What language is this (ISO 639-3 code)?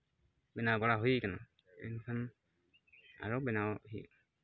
sat